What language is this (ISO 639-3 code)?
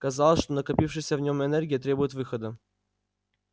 rus